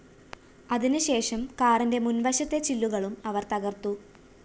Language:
Malayalam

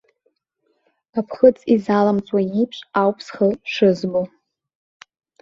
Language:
Abkhazian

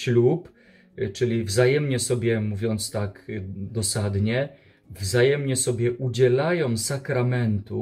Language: Polish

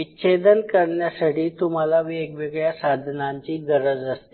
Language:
Marathi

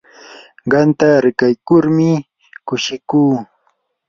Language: Yanahuanca Pasco Quechua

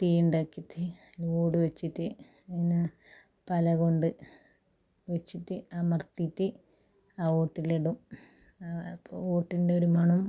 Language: Malayalam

